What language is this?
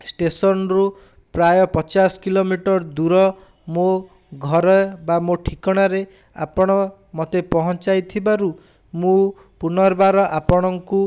Odia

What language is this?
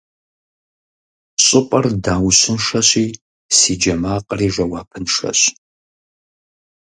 Kabardian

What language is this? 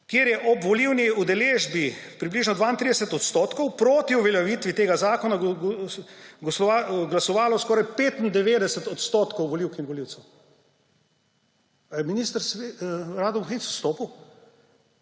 Slovenian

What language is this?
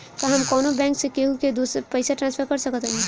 Bhojpuri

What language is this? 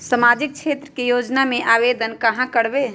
Magahi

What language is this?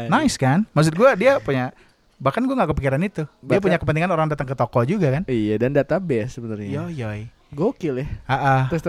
Indonesian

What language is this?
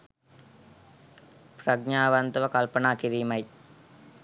Sinhala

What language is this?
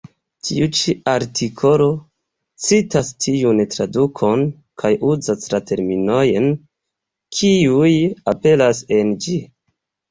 Esperanto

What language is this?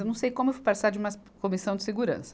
Portuguese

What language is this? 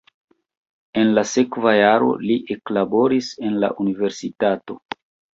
Esperanto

